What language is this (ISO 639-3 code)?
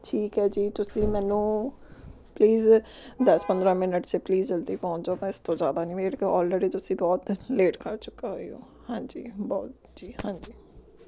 pan